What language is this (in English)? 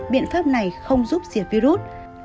Vietnamese